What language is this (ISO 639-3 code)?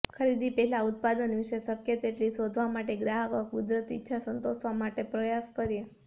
guj